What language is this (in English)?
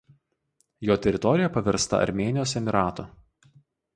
Lithuanian